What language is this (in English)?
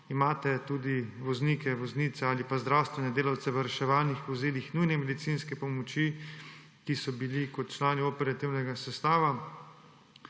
Slovenian